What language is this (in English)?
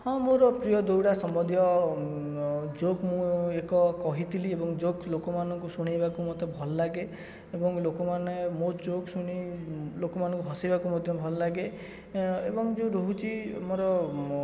Odia